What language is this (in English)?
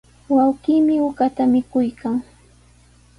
Sihuas Ancash Quechua